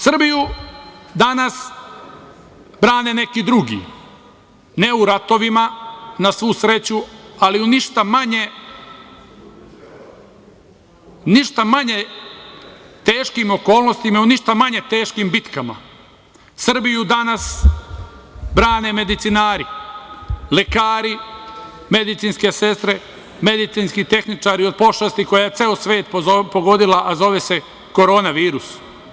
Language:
Serbian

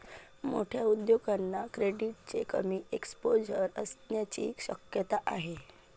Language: Marathi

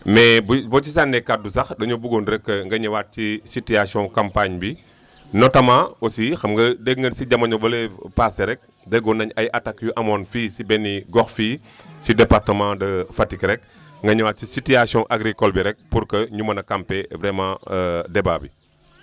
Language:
Wolof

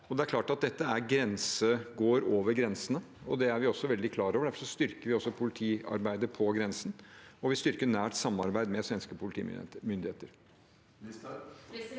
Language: Norwegian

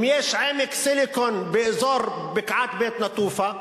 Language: Hebrew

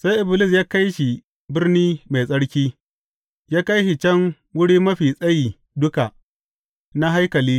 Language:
Hausa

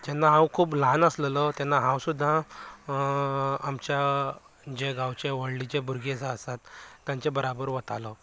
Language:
Konkani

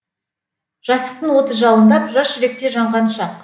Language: Kazakh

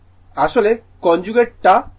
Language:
Bangla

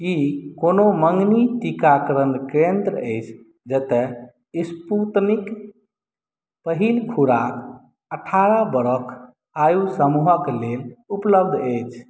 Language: Maithili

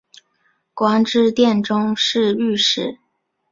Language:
Chinese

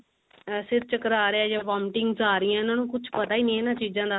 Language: Punjabi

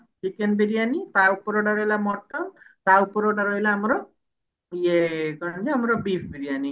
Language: Odia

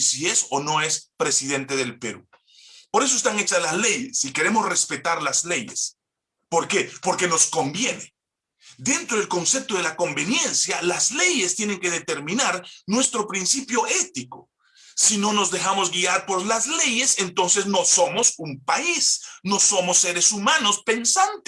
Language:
Spanish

